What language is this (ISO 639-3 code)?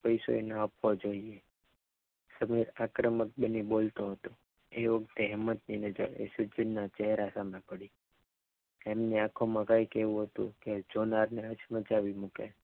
guj